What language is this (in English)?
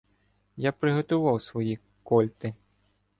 Ukrainian